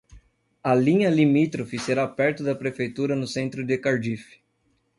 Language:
Portuguese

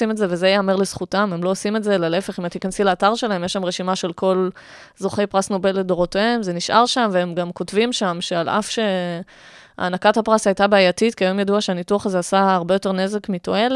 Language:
Hebrew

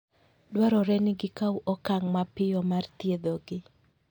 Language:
Luo (Kenya and Tanzania)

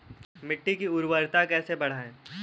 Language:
Hindi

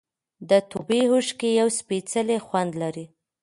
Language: Pashto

